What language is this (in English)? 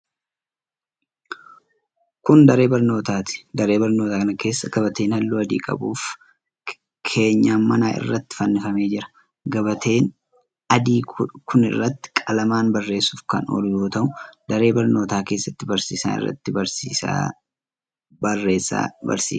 Oromo